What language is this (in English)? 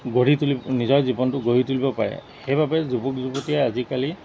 Assamese